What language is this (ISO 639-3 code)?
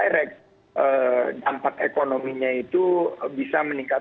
ind